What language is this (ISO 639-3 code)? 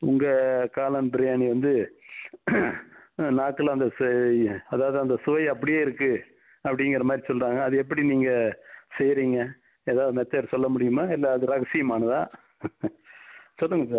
tam